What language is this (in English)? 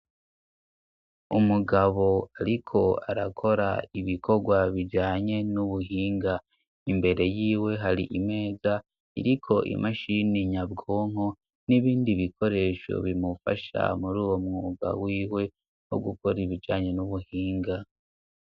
Rundi